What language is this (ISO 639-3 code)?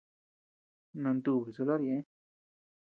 cux